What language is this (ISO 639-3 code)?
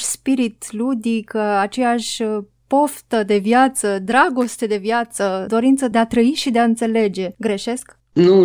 ron